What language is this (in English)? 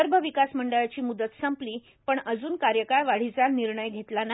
Marathi